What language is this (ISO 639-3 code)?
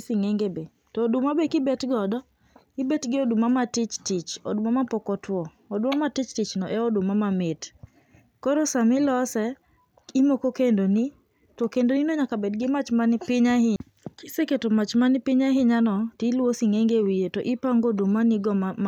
luo